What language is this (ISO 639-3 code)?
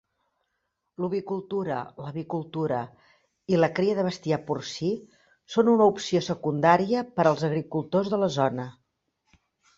cat